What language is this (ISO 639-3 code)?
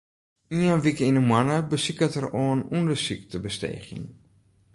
fry